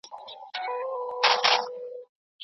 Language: Pashto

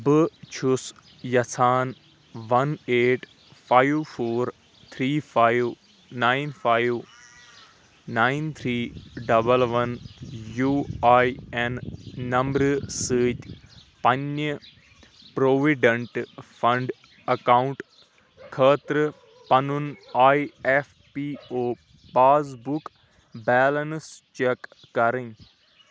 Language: Kashmiri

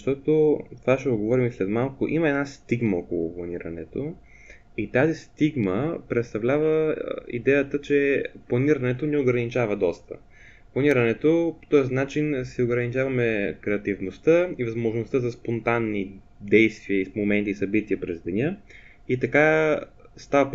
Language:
Bulgarian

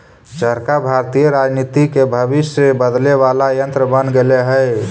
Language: Magahi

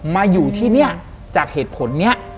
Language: Thai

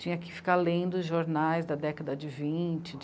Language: Portuguese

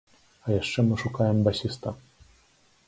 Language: Belarusian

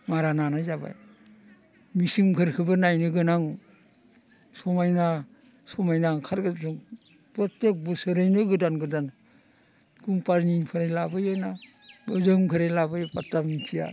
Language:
Bodo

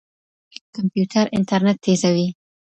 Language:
Pashto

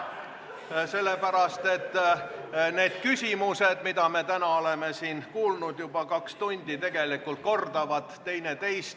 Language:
Estonian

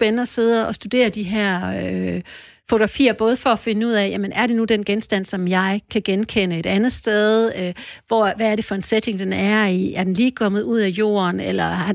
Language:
Danish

